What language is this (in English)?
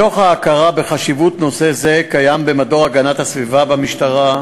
Hebrew